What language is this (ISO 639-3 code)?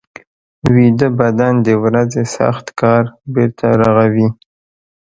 pus